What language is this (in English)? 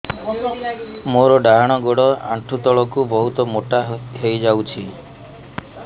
Odia